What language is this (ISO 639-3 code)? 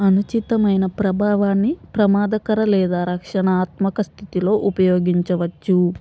tel